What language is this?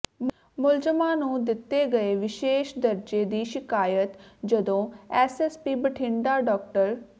Punjabi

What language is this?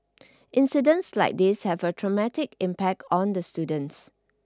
English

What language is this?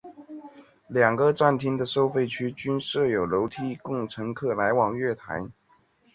Chinese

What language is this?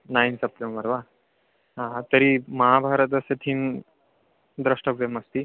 Sanskrit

